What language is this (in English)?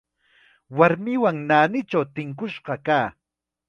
Chiquián Ancash Quechua